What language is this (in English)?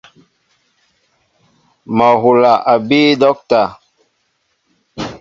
Mbo (Cameroon)